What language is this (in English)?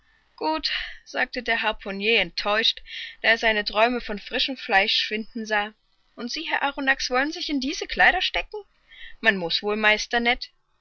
German